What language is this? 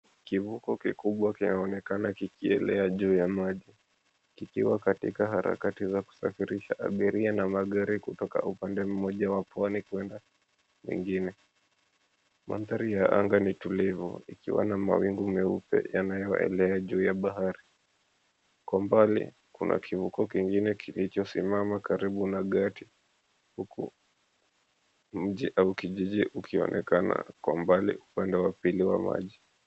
Swahili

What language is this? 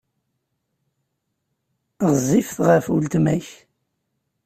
Kabyle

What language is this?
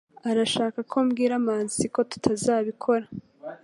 Kinyarwanda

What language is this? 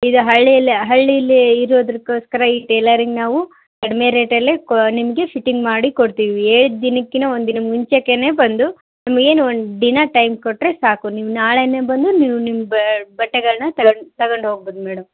Kannada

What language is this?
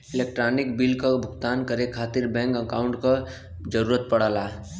Bhojpuri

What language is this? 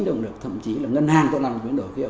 Vietnamese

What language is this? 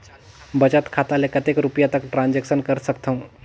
Chhattisgarhi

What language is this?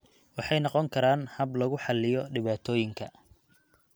Somali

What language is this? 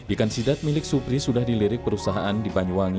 Indonesian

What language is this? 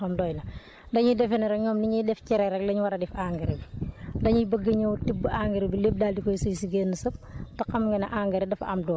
Wolof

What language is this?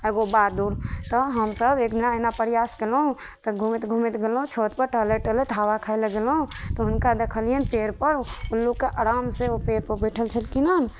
Maithili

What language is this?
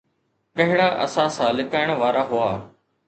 Sindhi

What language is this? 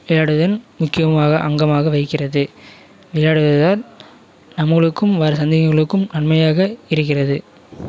Tamil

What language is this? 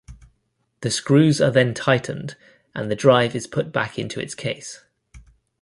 English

